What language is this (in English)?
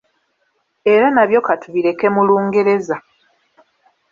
Ganda